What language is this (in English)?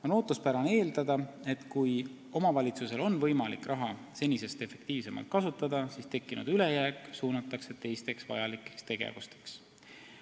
Estonian